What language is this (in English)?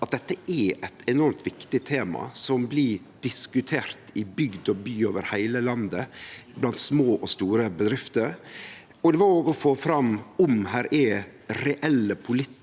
Norwegian